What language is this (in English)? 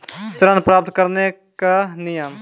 Maithili